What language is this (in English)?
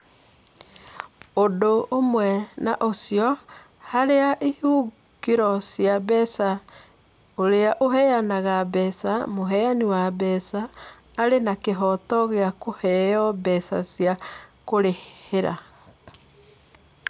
Kikuyu